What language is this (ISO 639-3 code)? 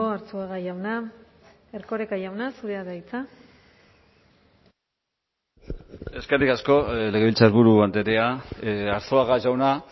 eus